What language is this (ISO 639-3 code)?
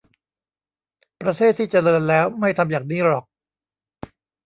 tha